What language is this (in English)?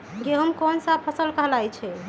Magahi